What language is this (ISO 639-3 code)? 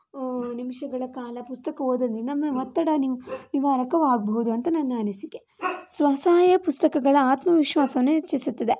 kan